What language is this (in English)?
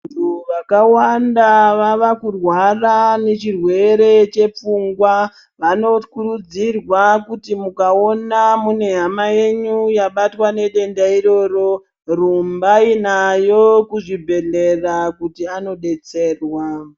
Ndau